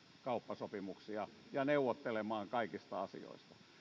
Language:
Finnish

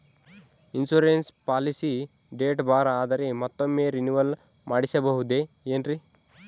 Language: Kannada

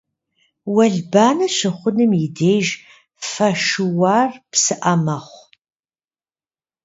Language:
Kabardian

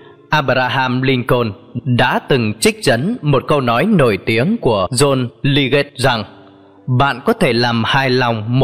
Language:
Vietnamese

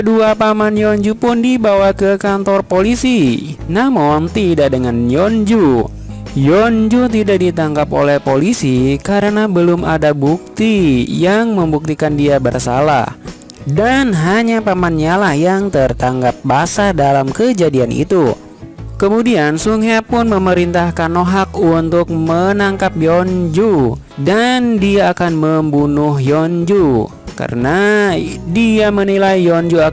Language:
Indonesian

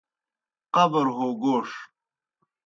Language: Kohistani Shina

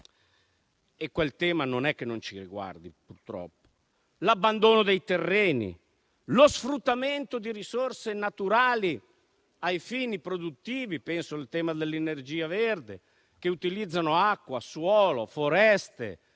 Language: Italian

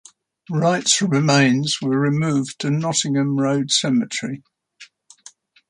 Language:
English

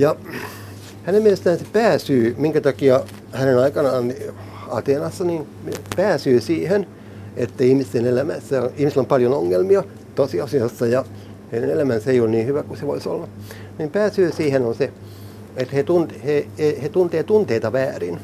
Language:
Finnish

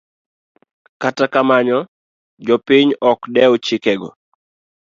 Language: Luo (Kenya and Tanzania)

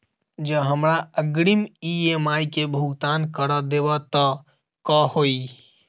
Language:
Maithili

